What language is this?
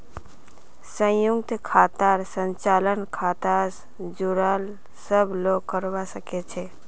Magahi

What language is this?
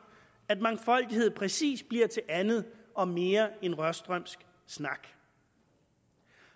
Danish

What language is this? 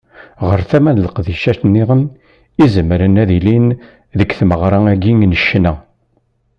Kabyle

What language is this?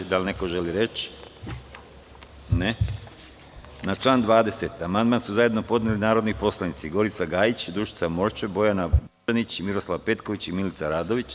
Serbian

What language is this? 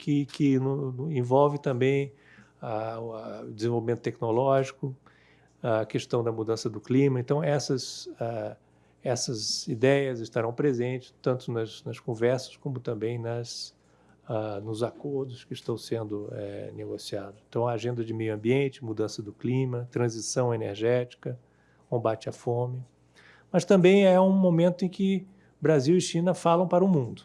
Portuguese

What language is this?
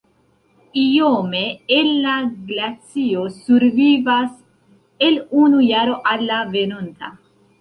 Esperanto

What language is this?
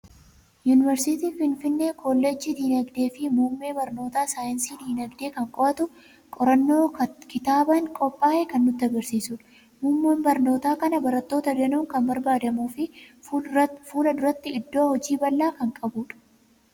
Oromo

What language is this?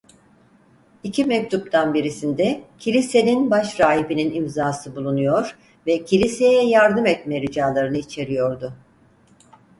Turkish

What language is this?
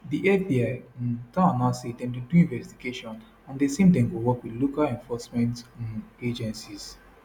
Nigerian Pidgin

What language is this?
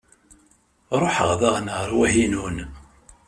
Kabyle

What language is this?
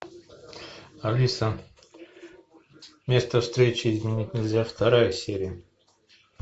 Russian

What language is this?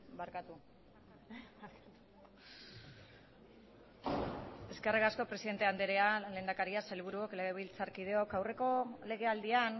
Basque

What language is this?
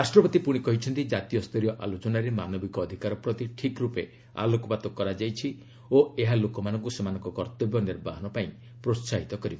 Odia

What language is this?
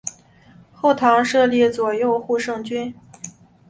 Chinese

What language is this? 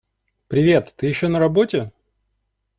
Russian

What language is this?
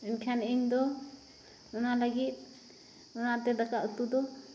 Santali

